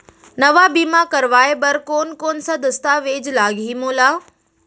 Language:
Chhattisgarhi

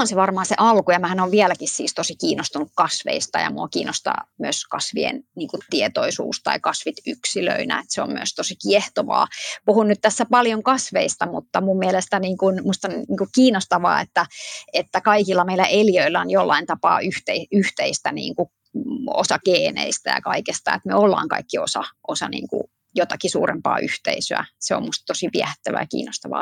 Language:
Finnish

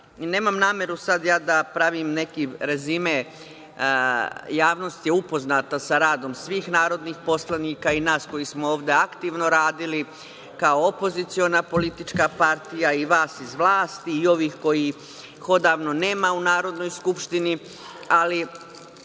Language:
Serbian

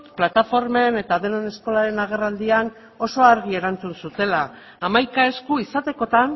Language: Basque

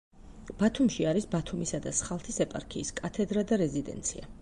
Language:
Georgian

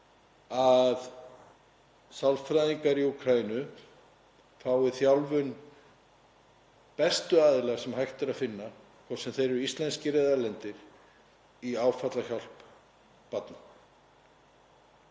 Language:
Icelandic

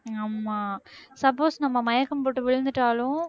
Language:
Tamil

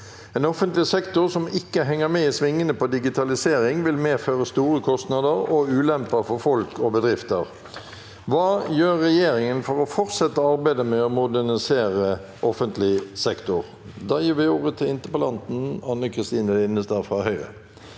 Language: Norwegian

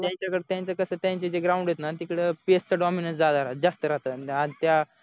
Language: Marathi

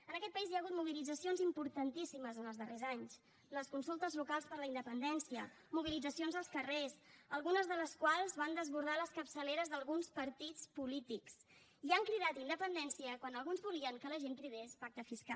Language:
Catalan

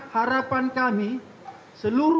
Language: Indonesian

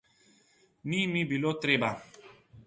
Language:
Slovenian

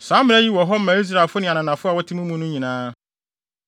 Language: Akan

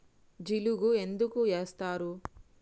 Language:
Telugu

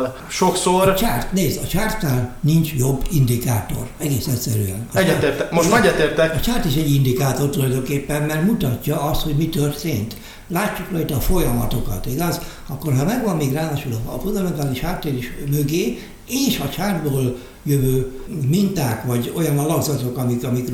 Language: Hungarian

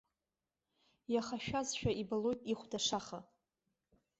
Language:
Abkhazian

